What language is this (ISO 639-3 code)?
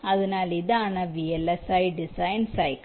mal